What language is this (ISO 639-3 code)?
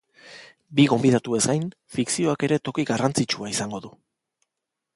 eus